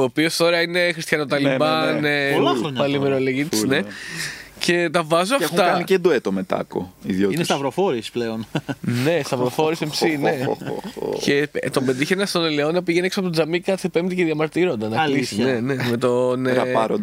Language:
Greek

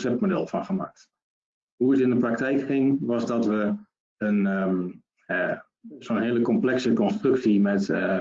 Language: Dutch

